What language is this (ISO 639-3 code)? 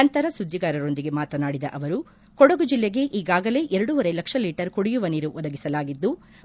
kan